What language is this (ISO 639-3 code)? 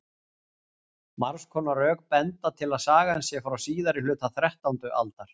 isl